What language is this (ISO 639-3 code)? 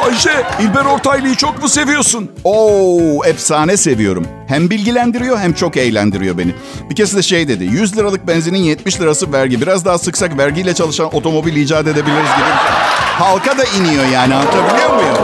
tur